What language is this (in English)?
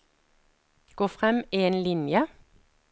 Norwegian